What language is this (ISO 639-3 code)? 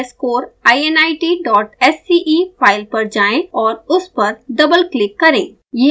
hin